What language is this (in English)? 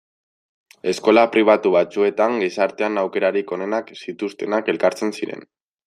Basque